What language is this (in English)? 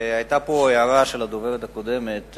Hebrew